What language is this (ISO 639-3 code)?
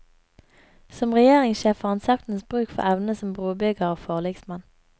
nor